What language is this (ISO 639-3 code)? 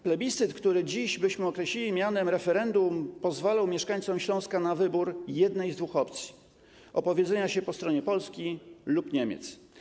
pol